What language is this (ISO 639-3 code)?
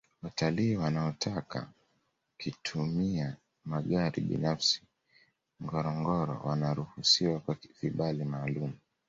swa